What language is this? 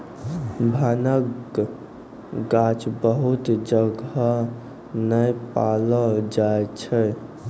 Maithili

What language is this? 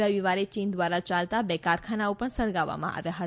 Gujarati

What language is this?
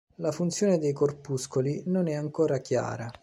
Italian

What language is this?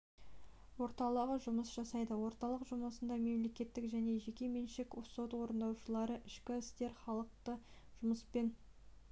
Kazakh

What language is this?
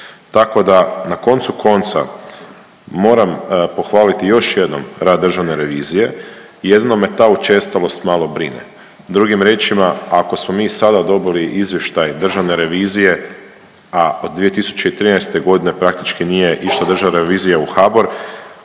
Croatian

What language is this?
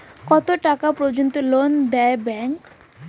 Bangla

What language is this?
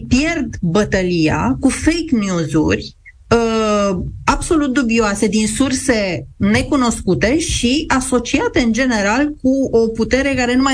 Romanian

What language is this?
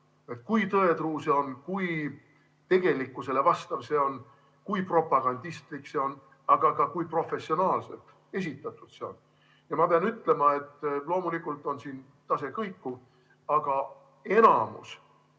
Estonian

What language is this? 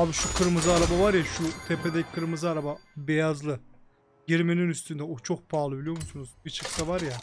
Turkish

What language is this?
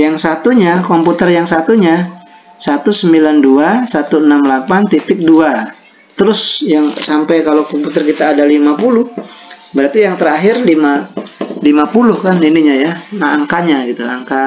Indonesian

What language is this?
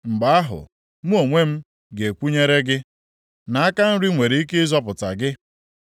Igbo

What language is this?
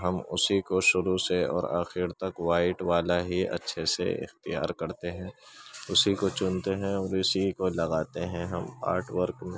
Urdu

